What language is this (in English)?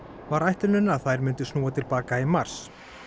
Icelandic